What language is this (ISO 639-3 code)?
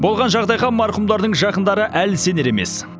kaz